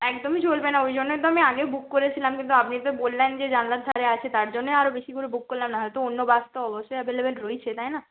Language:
Bangla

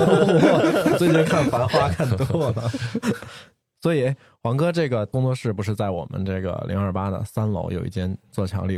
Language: Chinese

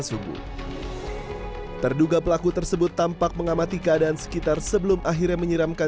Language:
Indonesian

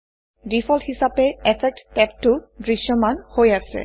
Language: Assamese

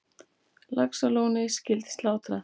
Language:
Icelandic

